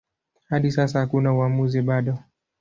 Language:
Swahili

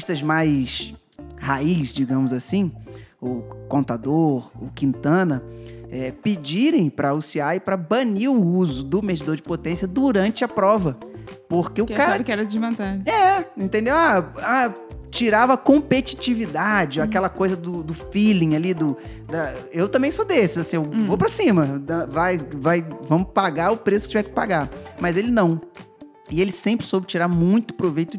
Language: Portuguese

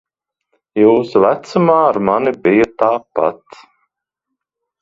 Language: Latvian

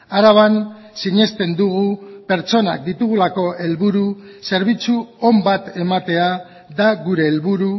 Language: Basque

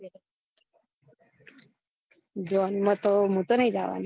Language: Gujarati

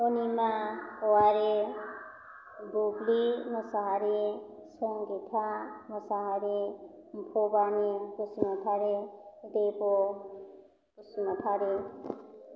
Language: Bodo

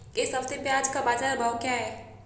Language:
Hindi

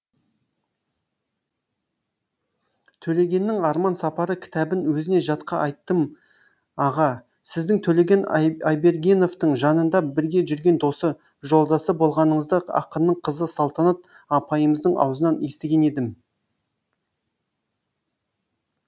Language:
Kazakh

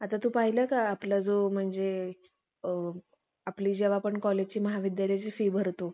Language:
Marathi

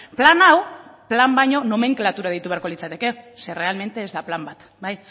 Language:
Basque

